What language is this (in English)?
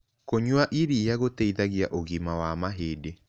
Kikuyu